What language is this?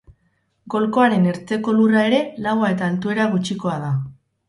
Basque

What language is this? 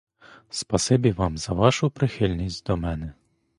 Ukrainian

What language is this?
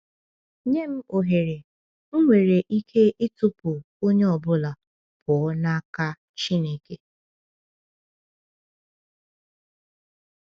Igbo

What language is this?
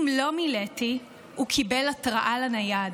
Hebrew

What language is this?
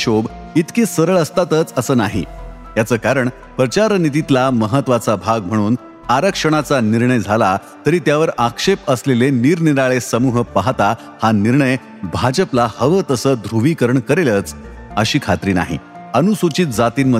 Marathi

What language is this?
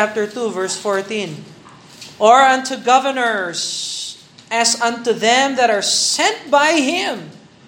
Filipino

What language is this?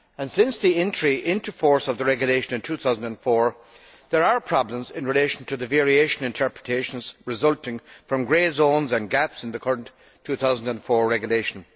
English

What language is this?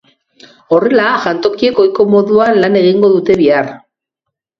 Basque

